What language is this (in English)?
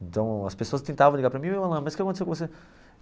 Portuguese